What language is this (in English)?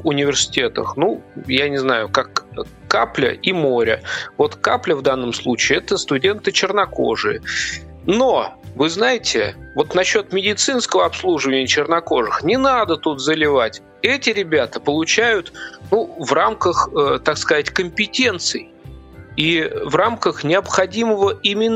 Russian